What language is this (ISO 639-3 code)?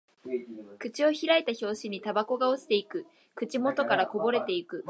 jpn